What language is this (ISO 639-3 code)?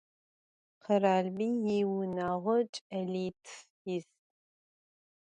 ady